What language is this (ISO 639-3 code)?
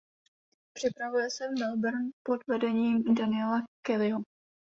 ces